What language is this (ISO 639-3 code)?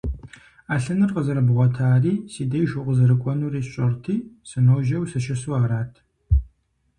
kbd